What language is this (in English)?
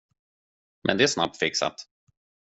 Swedish